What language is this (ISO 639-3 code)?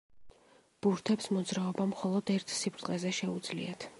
kat